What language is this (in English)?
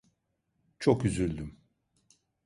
Turkish